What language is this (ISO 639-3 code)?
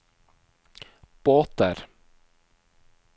nor